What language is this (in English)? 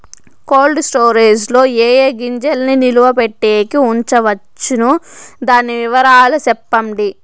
Telugu